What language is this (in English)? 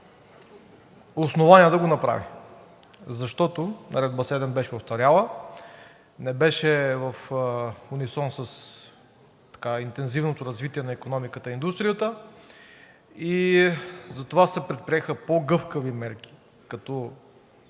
Bulgarian